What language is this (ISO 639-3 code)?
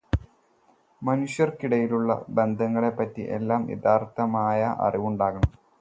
mal